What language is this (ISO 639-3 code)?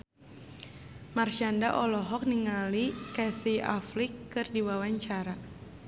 sun